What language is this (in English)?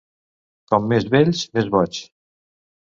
Catalan